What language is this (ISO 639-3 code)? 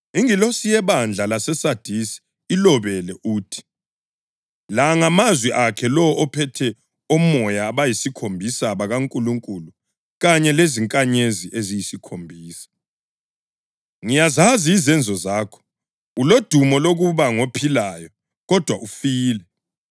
nde